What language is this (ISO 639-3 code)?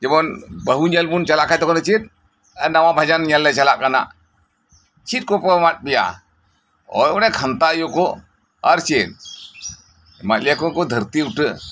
sat